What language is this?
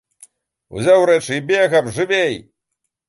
Belarusian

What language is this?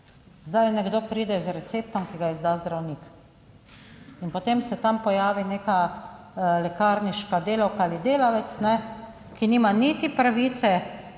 Slovenian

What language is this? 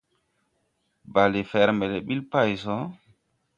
Tupuri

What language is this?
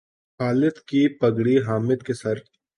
Urdu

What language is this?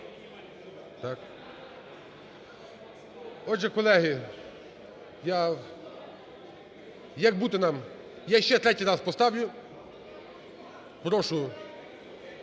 Ukrainian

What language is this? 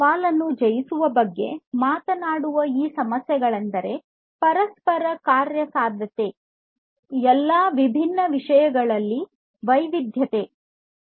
Kannada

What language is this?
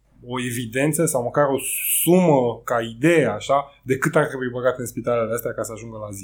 Romanian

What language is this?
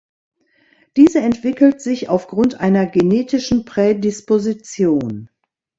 German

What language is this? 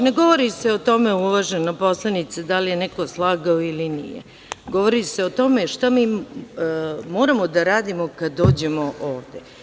Serbian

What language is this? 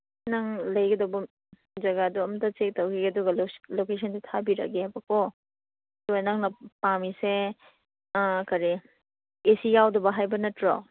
Manipuri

